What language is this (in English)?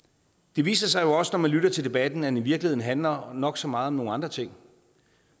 Danish